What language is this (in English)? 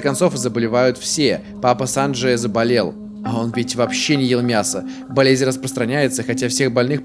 Russian